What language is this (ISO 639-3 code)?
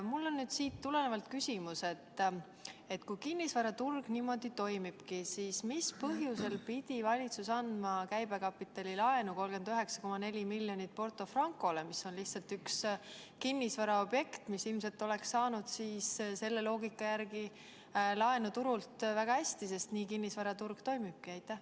est